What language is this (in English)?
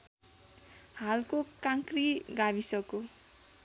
Nepali